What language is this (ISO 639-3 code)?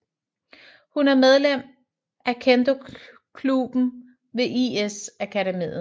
dan